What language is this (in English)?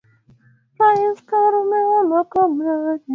Swahili